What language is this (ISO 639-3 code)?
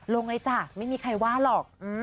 tha